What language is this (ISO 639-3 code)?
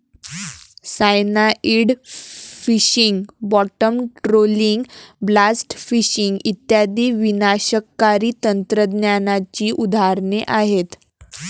mar